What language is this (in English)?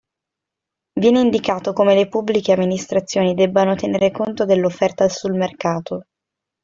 Italian